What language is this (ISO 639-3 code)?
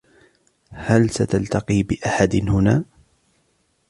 ara